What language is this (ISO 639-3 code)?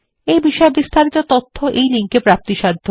ben